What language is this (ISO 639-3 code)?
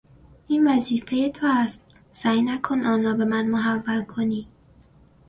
fas